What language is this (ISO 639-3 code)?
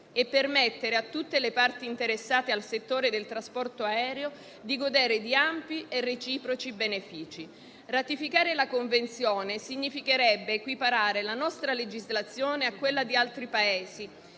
ita